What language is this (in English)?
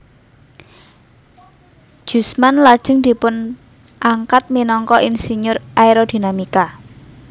Javanese